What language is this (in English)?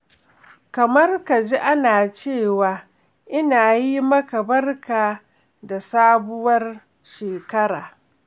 Hausa